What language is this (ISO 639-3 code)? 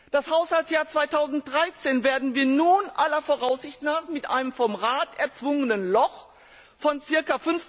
deu